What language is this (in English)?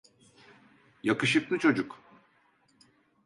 Turkish